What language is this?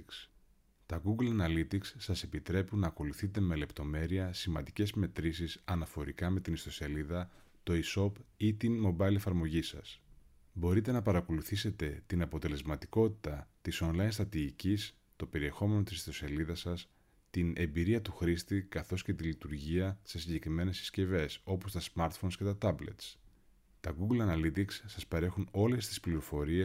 Greek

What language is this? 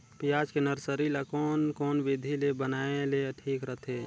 Chhattisgarhi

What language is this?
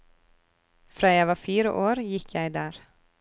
Norwegian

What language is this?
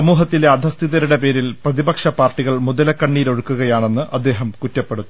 Malayalam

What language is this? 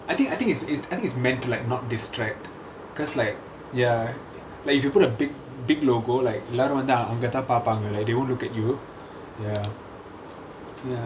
English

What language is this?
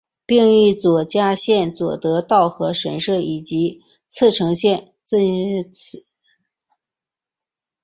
Chinese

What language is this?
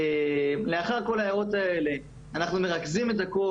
Hebrew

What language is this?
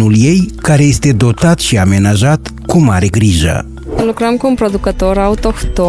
Romanian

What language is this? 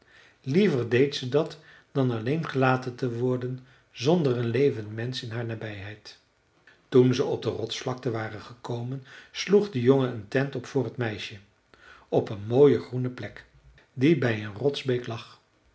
Dutch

